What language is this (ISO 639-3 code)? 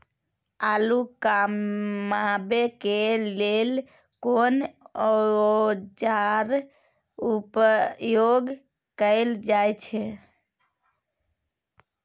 mai